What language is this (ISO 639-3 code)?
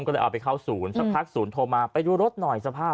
tha